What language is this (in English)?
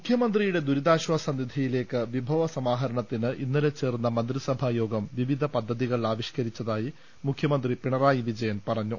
Malayalam